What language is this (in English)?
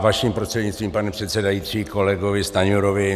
Czech